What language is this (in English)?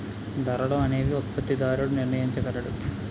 Telugu